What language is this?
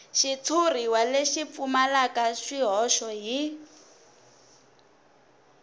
Tsonga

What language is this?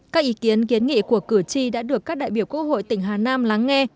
Vietnamese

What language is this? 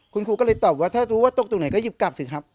Thai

